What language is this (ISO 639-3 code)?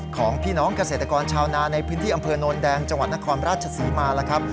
tha